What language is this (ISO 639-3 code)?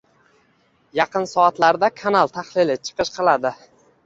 uzb